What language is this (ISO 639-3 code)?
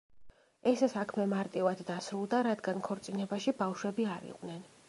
kat